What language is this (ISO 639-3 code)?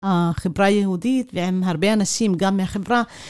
heb